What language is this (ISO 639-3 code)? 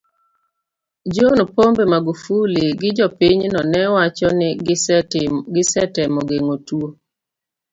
luo